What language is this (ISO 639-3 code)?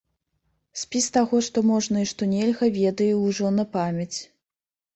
bel